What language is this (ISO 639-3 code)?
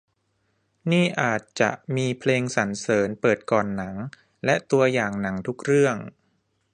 tha